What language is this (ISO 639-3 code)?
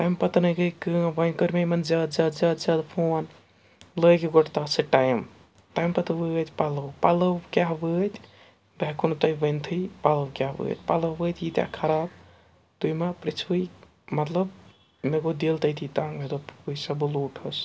kas